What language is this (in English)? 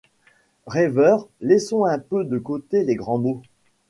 French